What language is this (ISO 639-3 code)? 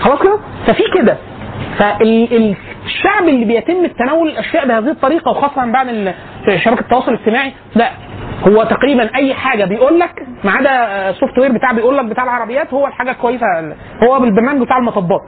ara